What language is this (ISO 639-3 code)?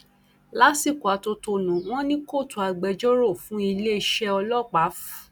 yor